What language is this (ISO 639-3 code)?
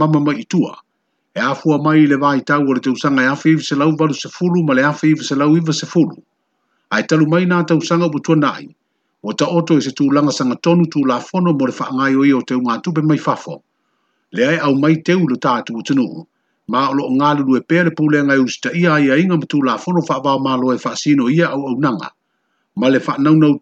ron